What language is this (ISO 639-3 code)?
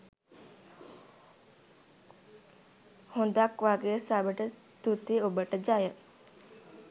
sin